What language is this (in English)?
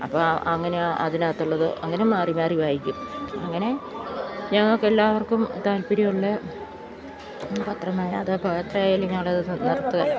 Malayalam